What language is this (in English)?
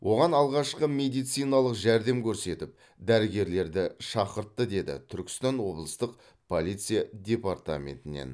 Kazakh